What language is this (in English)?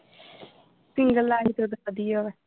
Punjabi